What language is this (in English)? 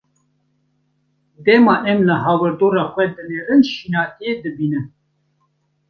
Kurdish